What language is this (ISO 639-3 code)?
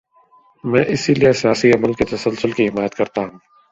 urd